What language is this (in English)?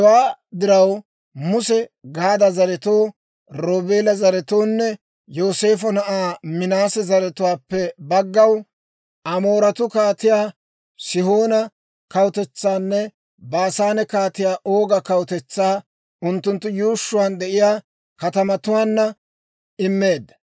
Dawro